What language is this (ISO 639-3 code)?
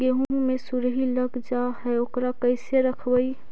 mag